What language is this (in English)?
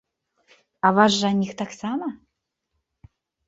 Belarusian